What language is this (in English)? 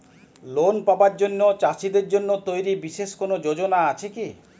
Bangla